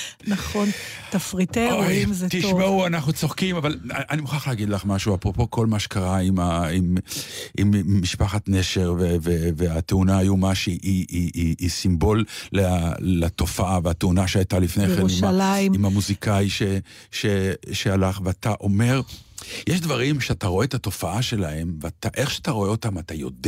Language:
Hebrew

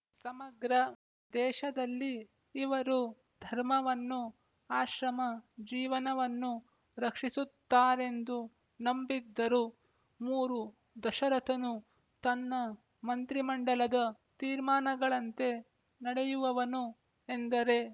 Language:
Kannada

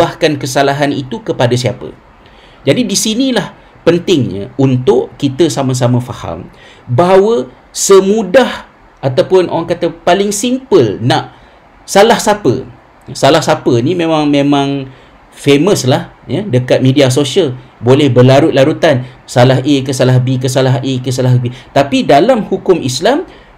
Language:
Malay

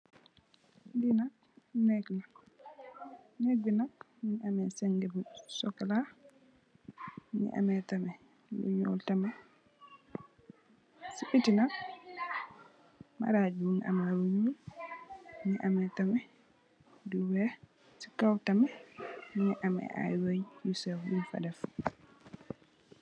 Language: Wolof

